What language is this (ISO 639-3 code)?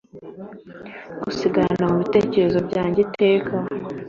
kin